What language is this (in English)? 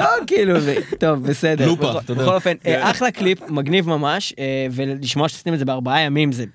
Hebrew